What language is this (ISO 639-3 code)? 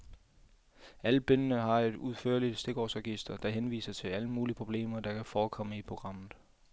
dan